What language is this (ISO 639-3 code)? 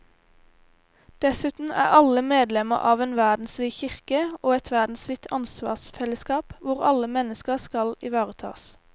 nor